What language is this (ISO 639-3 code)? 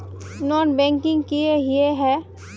mag